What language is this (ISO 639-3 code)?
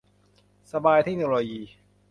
tha